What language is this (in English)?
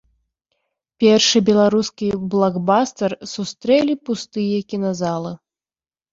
Belarusian